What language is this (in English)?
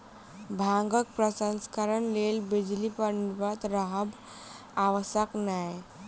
Maithili